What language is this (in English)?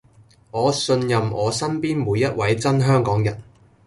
Cantonese